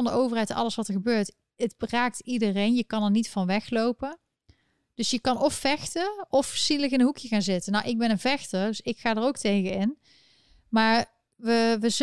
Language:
Dutch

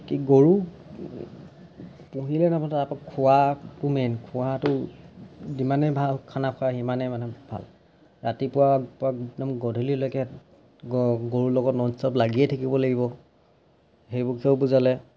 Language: Assamese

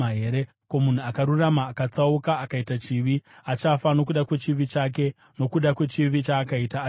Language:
Shona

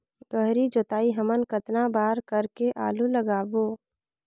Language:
Chhattisgarhi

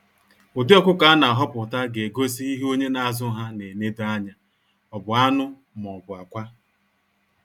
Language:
Igbo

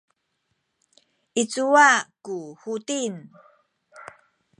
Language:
Sakizaya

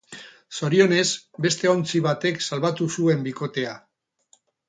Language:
Basque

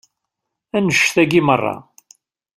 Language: Kabyle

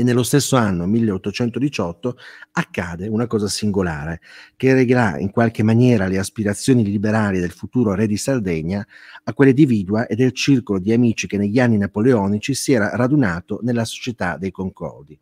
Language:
Italian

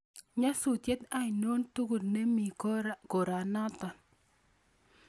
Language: Kalenjin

